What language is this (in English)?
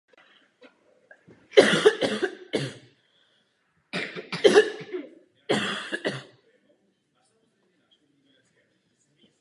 Czech